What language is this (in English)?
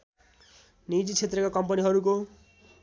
Nepali